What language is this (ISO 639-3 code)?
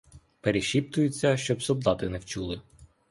ukr